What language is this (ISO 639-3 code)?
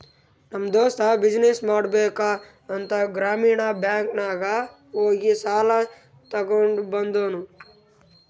kan